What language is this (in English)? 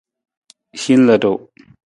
Nawdm